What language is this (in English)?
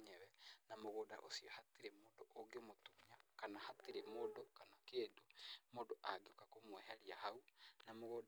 Kikuyu